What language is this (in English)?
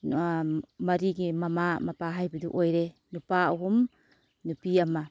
Manipuri